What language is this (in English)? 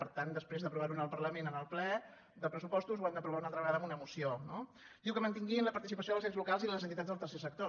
Catalan